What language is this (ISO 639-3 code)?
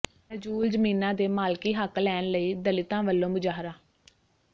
pan